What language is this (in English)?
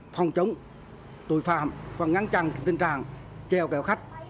Vietnamese